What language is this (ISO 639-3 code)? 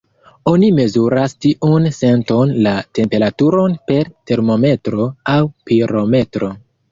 epo